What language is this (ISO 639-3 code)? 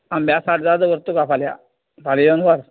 kok